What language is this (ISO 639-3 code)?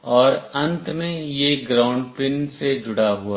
hin